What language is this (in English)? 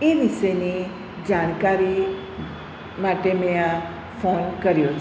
Gujarati